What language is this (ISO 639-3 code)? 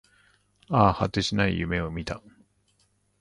jpn